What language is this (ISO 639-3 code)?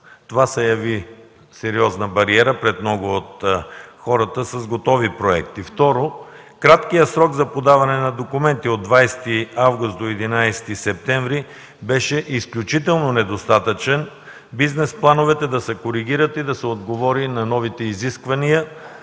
bul